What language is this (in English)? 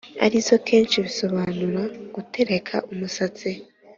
Kinyarwanda